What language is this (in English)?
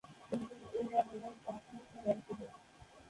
Bangla